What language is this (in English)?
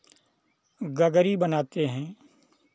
Hindi